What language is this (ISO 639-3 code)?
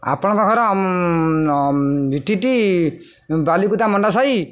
ori